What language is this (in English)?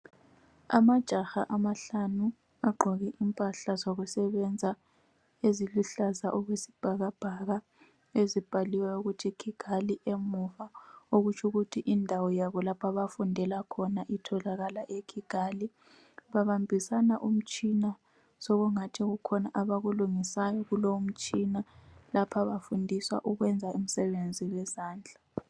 North Ndebele